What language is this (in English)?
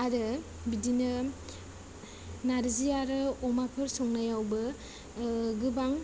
Bodo